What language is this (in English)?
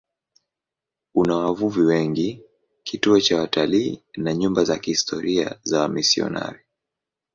Swahili